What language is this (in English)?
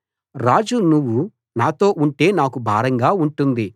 Telugu